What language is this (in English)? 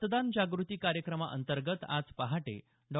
Marathi